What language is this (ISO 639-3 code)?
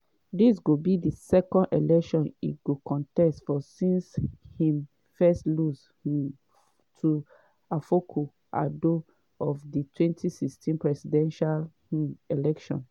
pcm